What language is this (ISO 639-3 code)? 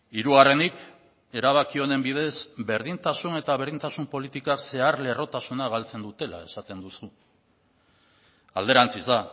eus